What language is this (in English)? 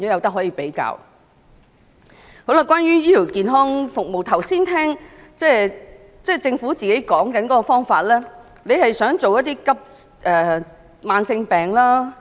Cantonese